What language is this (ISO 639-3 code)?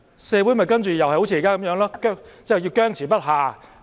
yue